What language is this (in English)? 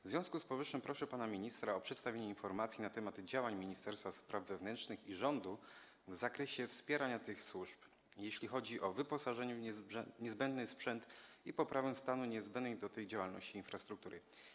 Polish